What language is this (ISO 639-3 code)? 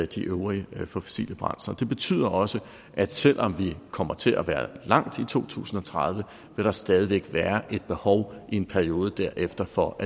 dan